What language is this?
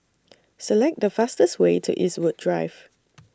English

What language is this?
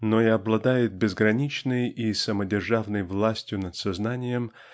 Russian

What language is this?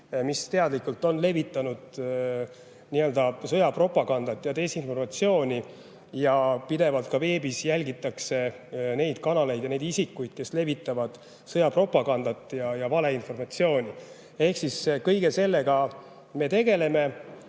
Estonian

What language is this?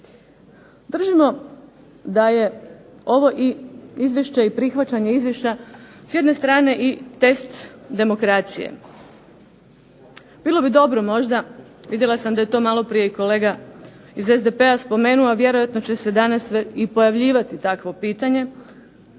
Croatian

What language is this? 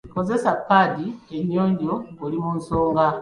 Ganda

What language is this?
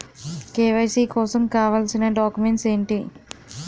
Telugu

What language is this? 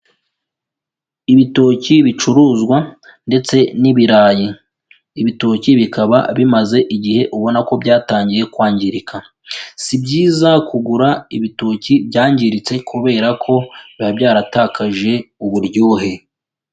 Kinyarwanda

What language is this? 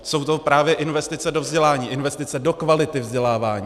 Czech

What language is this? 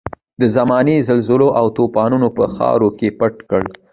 Pashto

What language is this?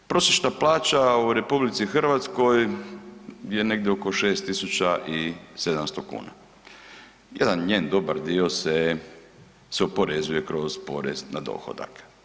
Croatian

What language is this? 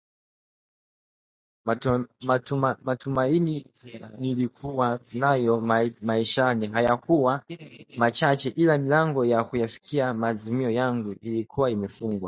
Swahili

